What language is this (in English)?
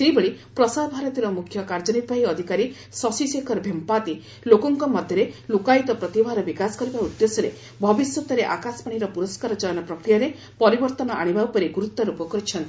Odia